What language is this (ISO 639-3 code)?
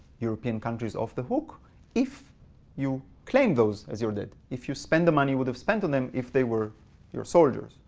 eng